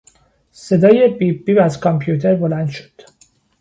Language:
Persian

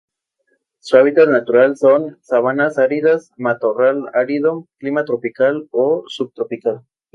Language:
Spanish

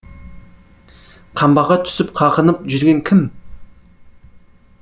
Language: Kazakh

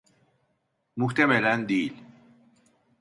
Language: Turkish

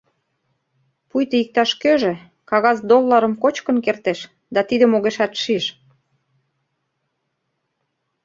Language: Mari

